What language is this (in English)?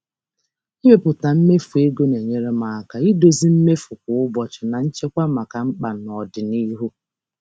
Igbo